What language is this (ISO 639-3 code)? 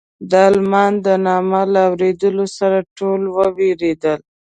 pus